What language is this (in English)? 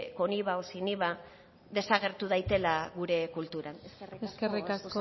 Basque